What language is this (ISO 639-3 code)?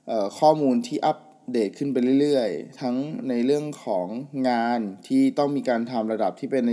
tha